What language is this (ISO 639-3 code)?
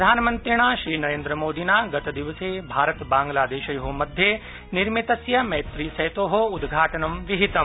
san